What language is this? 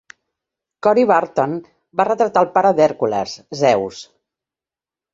Catalan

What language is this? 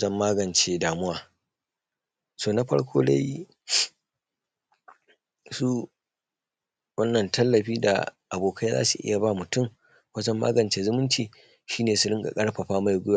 Hausa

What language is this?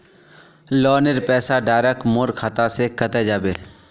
Magahi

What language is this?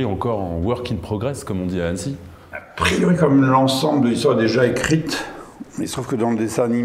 French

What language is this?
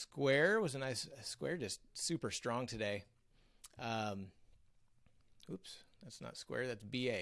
English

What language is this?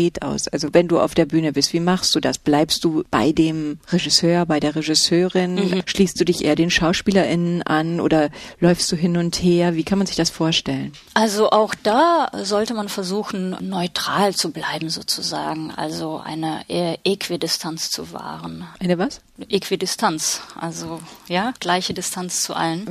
German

